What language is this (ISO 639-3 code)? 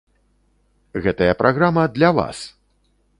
bel